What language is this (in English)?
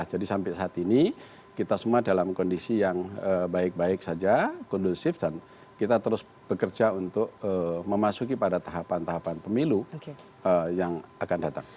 Indonesian